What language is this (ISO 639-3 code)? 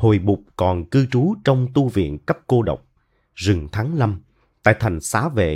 vie